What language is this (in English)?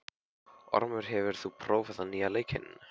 Icelandic